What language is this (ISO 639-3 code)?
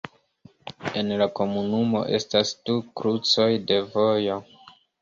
epo